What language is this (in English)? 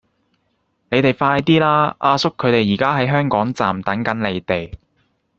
Cantonese